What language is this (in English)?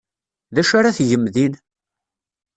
Kabyle